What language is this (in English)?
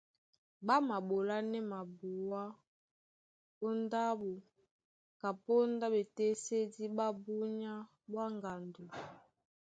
Duala